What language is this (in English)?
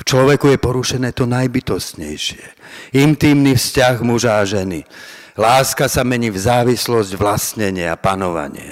Slovak